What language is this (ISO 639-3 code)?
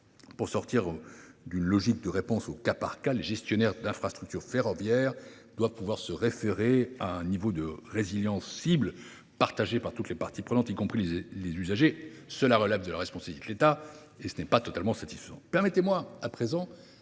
fra